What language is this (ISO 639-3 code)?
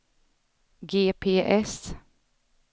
swe